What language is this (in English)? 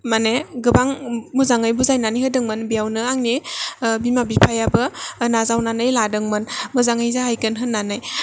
Bodo